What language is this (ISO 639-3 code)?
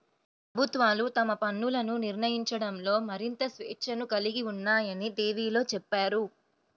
tel